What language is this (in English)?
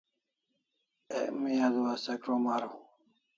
Kalasha